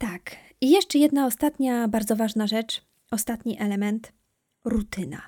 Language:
Polish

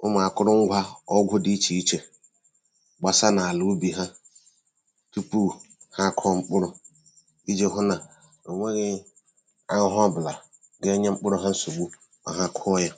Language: Igbo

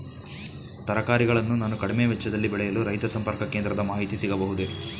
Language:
Kannada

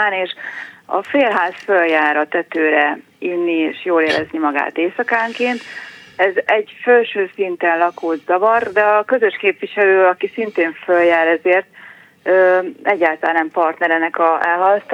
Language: Hungarian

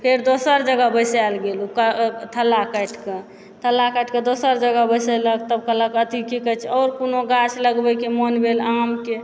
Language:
Maithili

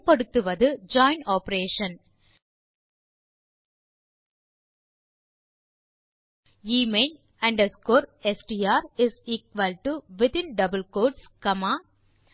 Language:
Tamil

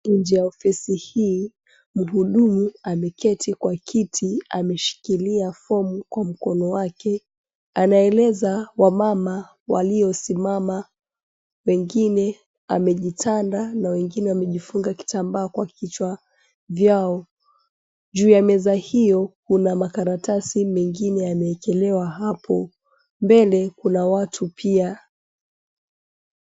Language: Swahili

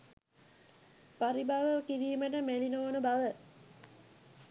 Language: Sinhala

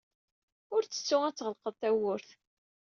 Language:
Kabyle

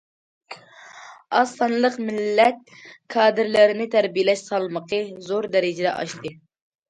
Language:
Uyghur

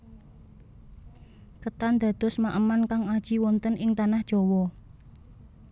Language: Javanese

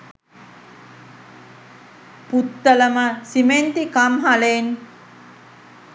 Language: Sinhala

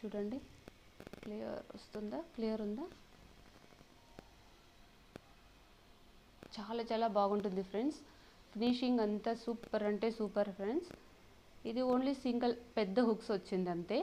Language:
Hindi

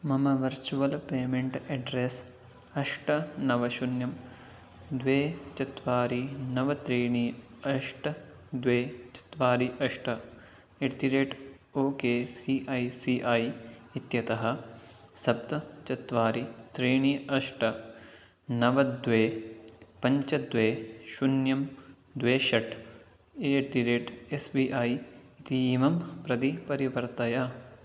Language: Sanskrit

